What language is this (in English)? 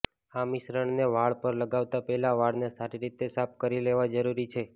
Gujarati